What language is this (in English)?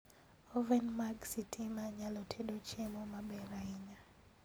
Luo (Kenya and Tanzania)